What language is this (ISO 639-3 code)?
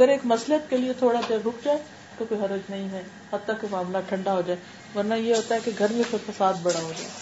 urd